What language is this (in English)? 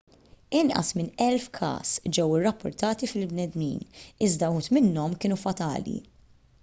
Maltese